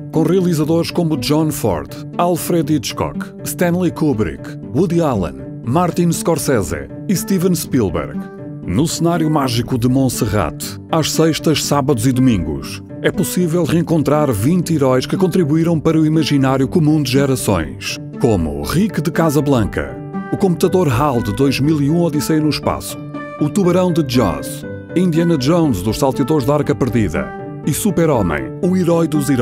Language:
Portuguese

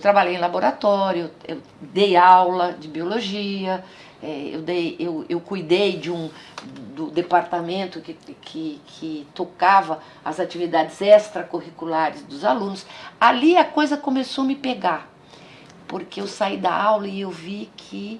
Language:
Portuguese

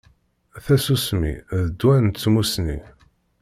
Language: Kabyle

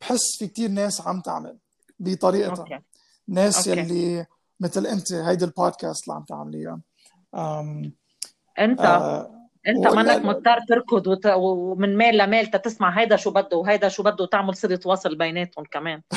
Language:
Arabic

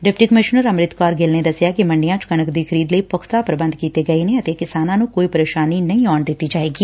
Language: Punjabi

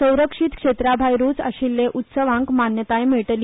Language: Konkani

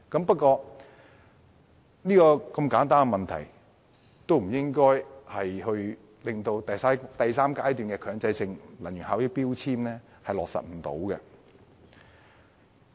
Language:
Cantonese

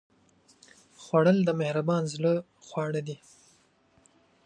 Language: Pashto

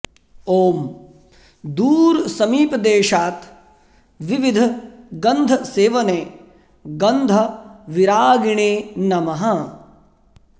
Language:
Sanskrit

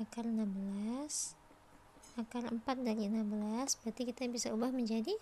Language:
Indonesian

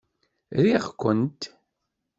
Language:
Kabyle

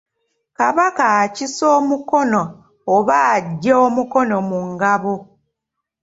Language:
Ganda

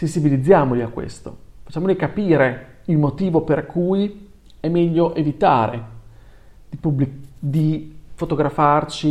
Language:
Italian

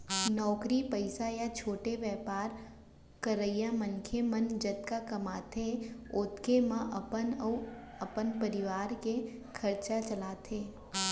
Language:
Chhattisgarhi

